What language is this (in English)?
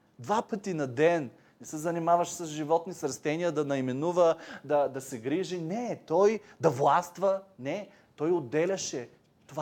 Bulgarian